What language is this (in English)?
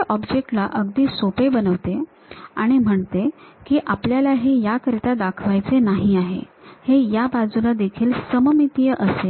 Marathi